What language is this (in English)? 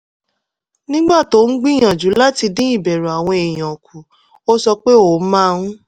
Yoruba